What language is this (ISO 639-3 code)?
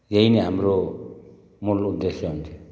nep